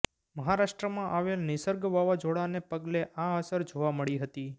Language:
Gujarati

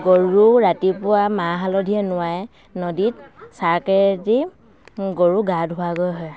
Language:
Assamese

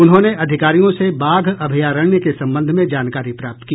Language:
Hindi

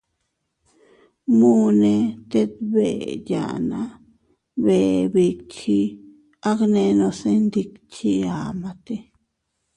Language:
Teutila Cuicatec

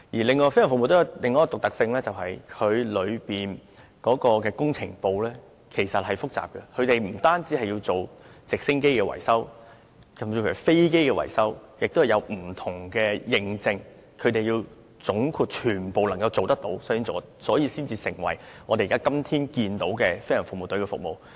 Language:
Cantonese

